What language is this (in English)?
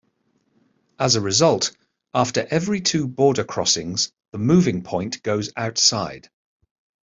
English